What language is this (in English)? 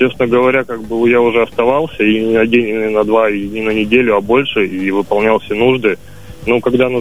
Russian